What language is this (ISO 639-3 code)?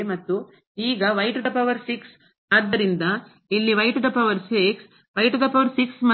kan